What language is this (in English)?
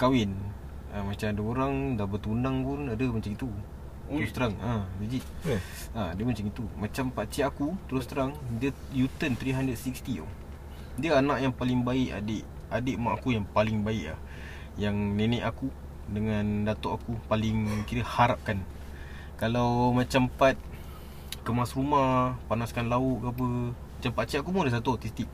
Malay